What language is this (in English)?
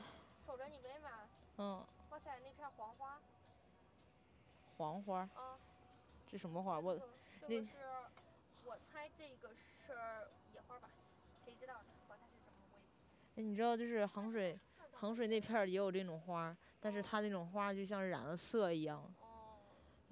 Chinese